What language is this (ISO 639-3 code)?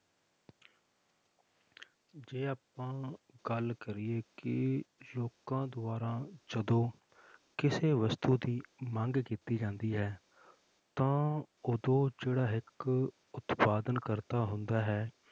pan